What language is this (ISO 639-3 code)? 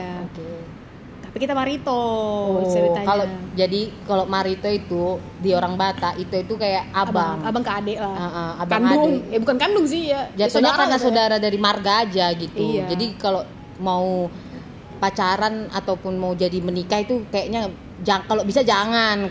ind